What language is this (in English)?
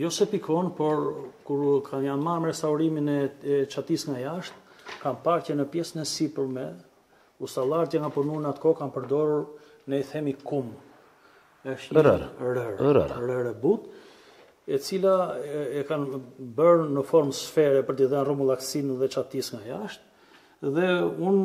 Romanian